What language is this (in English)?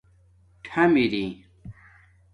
Domaaki